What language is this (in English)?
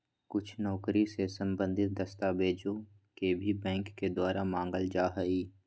Magahi